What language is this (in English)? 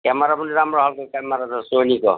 Nepali